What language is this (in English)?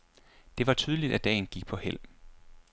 Danish